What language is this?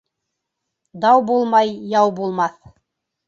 Bashkir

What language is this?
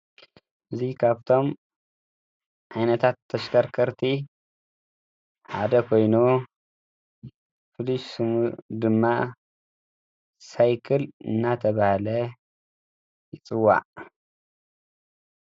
Tigrinya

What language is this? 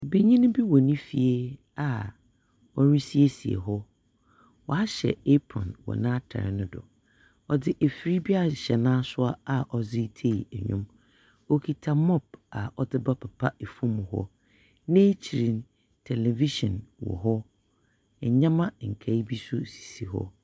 Akan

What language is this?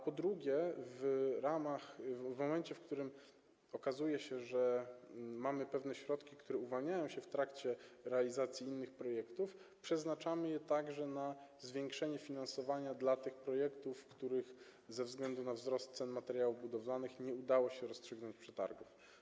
Polish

